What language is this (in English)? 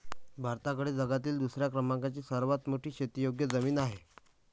Marathi